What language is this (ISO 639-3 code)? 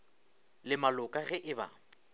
nso